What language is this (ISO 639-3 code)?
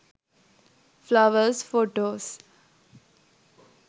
sin